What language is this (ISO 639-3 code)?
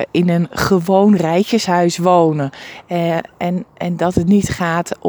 nld